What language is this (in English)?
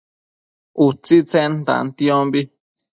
Matsés